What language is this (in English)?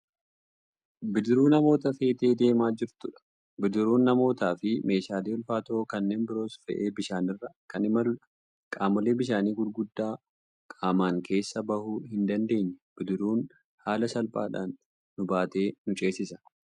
Oromo